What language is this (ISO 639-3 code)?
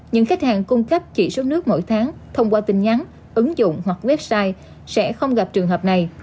vie